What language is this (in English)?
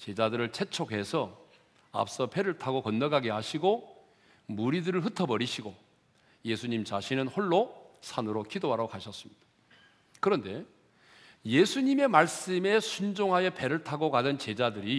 Korean